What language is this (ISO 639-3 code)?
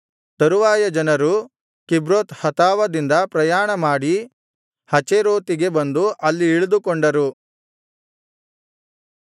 kan